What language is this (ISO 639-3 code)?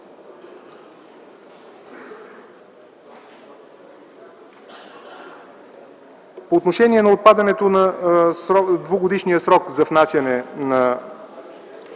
bul